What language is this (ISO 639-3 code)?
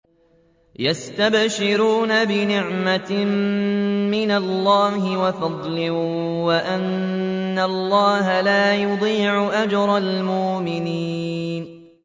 ara